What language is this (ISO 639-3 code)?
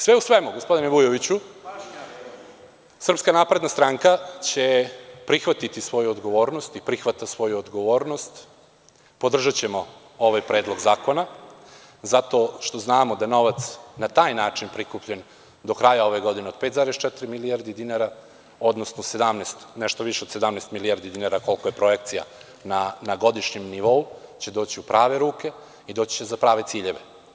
srp